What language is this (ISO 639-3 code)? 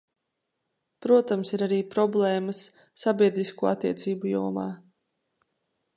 lav